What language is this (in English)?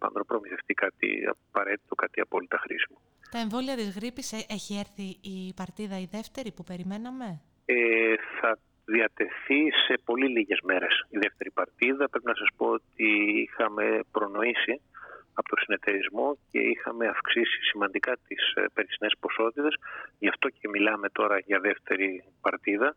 Greek